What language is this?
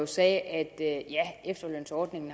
Danish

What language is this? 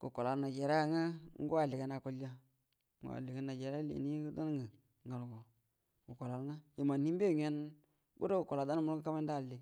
Buduma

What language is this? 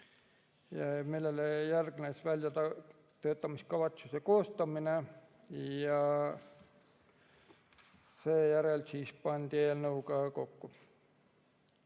Estonian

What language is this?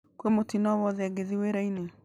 Kikuyu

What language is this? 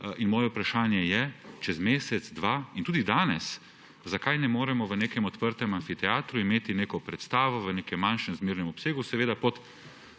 Slovenian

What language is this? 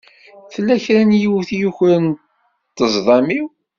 Kabyle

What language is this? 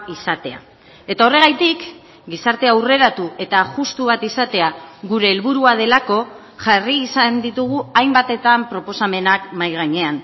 Basque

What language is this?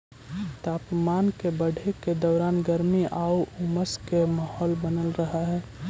Magahi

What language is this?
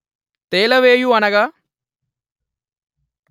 Telugu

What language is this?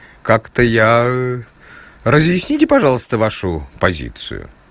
Russian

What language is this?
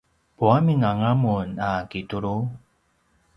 Paiwan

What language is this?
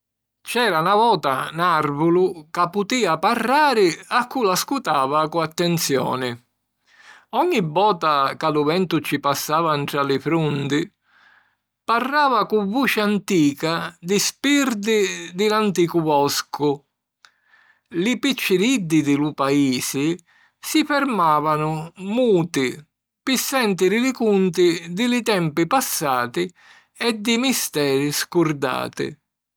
Sicilian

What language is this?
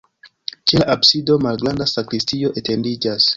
Esperanto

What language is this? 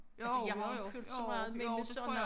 Danish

